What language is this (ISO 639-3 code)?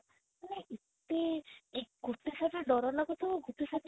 ori